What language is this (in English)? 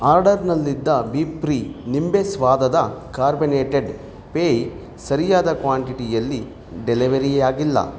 Kannada